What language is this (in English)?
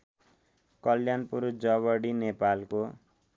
Nepali